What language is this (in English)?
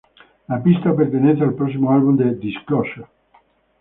Spanish